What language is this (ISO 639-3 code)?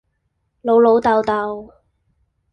yue